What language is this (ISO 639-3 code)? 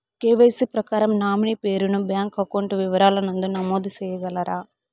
tel